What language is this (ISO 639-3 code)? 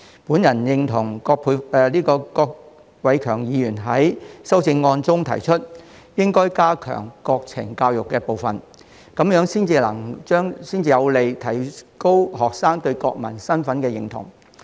yue